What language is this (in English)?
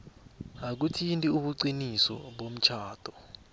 South Ndebele